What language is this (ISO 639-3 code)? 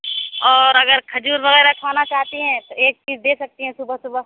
urd